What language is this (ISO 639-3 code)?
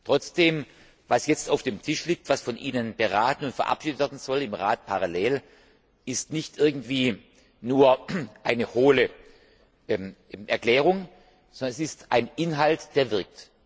deu